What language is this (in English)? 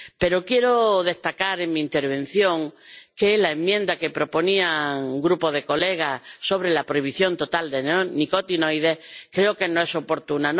Spanish